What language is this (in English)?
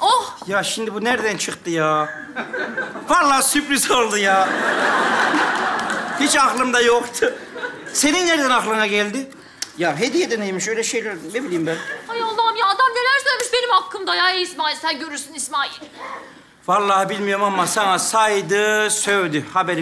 Turkish